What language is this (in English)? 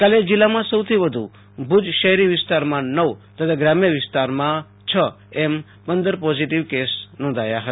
Gujarati